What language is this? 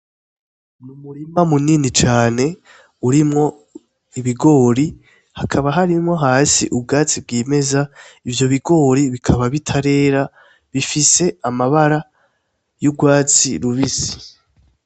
Rundi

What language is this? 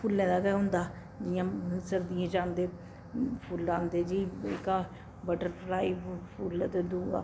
Dogri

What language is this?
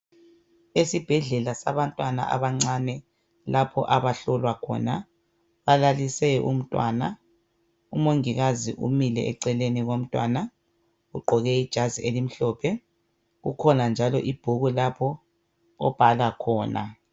North Ndebele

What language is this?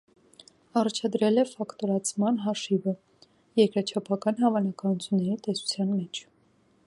Armenian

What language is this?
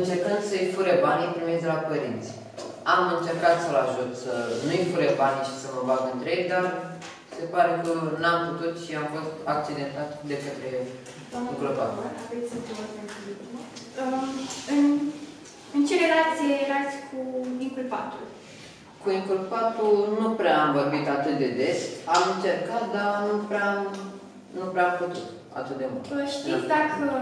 Romanian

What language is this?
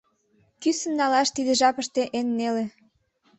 Mari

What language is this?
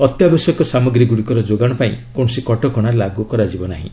Odia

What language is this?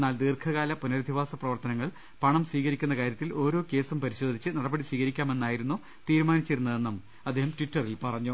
Malayalam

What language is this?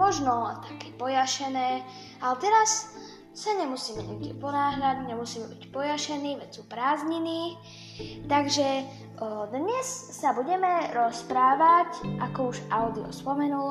Slovak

